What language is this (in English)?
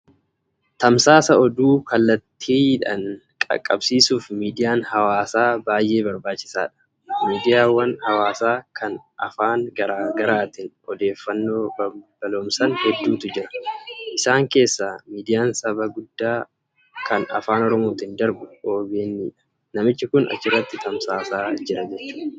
Oromo